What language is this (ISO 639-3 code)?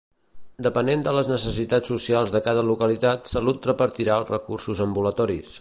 cat